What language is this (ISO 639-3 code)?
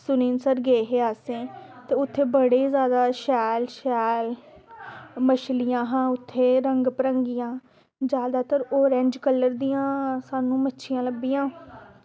doi